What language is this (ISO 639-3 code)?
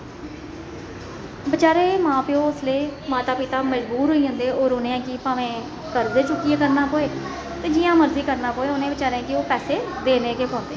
doi